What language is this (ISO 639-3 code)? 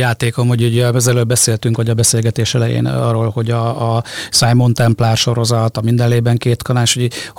hun